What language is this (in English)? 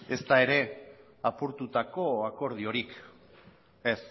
Basque